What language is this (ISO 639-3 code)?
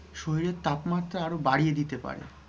ben